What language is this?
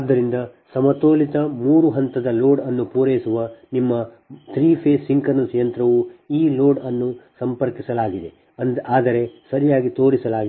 Kannada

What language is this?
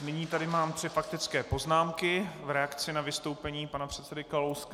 Czech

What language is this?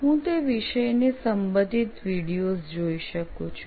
Gujarati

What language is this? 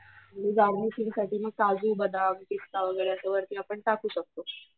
Marathi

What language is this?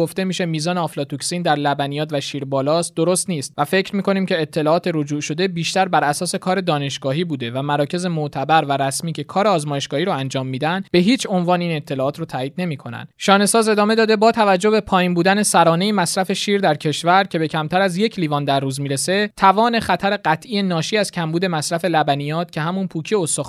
Persian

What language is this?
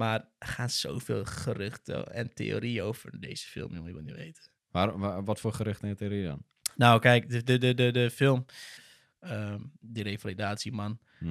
Dutch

